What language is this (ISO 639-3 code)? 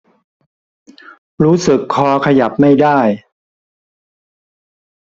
tha